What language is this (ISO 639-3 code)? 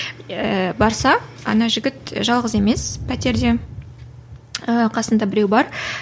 kaz